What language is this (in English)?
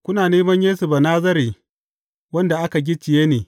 Hausa